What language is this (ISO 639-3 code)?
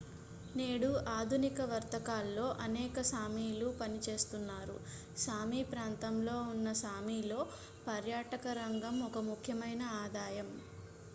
tel